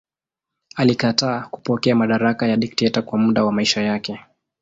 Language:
Swahili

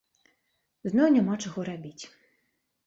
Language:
Belarusian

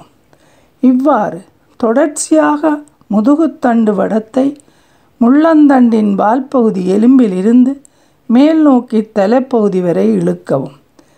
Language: Tamil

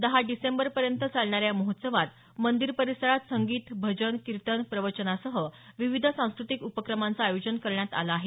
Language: Marathi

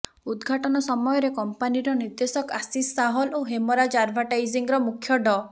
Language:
Odia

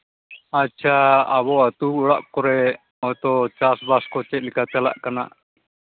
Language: Santali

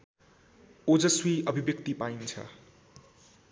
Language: Nepali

